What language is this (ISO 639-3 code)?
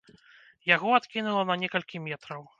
bel